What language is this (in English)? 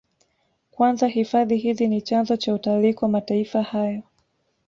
Swahili